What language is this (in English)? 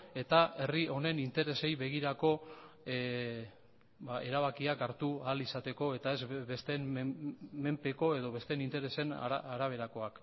Basque